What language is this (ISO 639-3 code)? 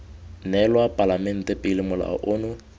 tsn